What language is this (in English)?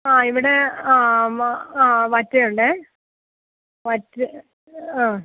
Malayalam